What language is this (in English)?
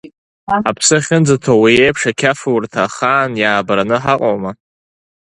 Abkhazian